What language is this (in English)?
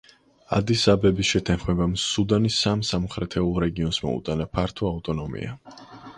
Georgian